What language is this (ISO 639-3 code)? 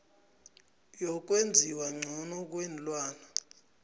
nbl